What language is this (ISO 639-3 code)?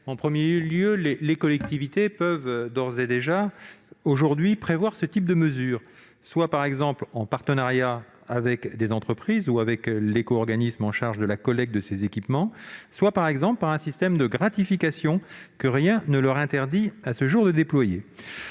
fra